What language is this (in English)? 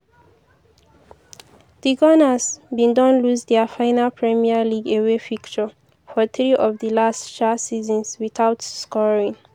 Nigerian Pidgin